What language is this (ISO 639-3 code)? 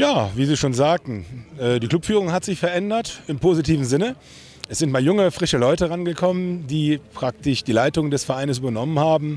deu